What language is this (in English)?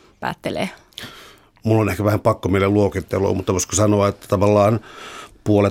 Finnish